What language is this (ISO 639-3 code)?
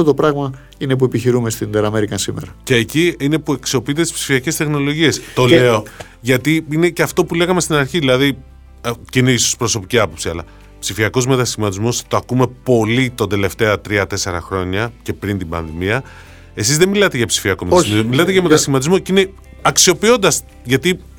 ell